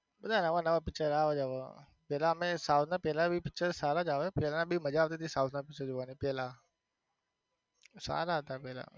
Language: Gujarati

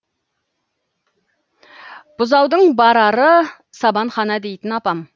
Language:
Kazakh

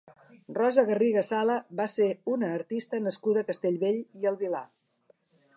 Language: Catalan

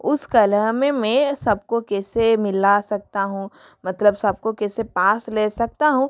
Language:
Hindi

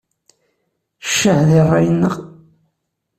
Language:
Kabyle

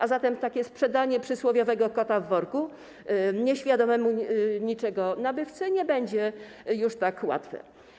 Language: Polish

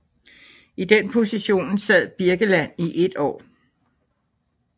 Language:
Danish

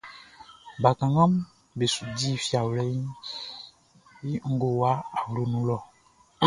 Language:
Baoulé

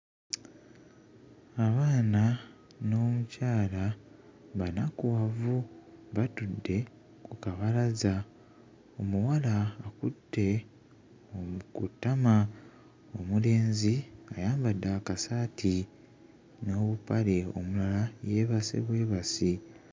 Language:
Ganda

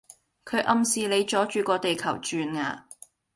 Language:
Cantonese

